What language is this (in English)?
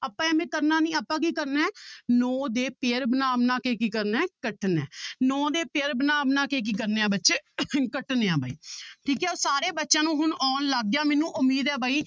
Punjabi